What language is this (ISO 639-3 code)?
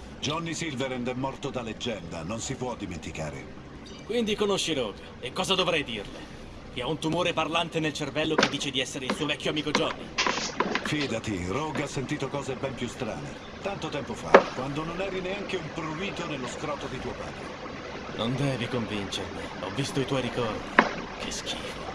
ita